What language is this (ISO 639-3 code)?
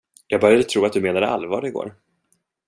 swe